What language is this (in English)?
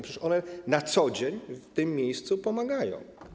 Polish